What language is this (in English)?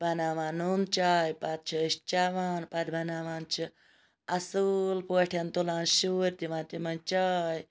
Kashmiri